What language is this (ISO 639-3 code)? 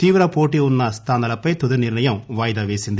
tel